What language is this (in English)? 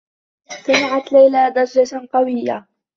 Arabic